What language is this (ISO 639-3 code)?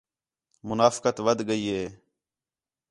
xhe